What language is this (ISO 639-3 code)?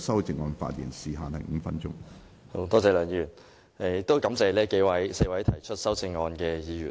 yue